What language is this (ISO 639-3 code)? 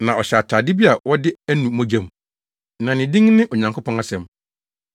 aka